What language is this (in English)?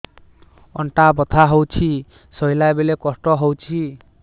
Odia